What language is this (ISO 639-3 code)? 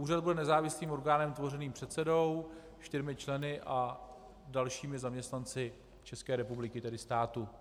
ces